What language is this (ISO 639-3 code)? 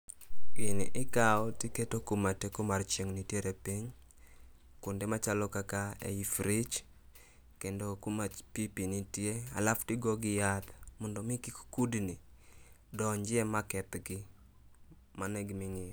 luo